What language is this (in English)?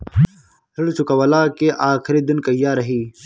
Bhojpuri